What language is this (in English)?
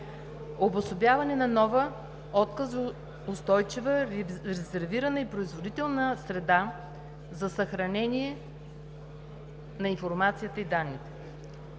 Bulgarian